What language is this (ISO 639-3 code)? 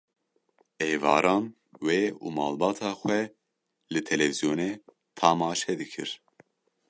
kur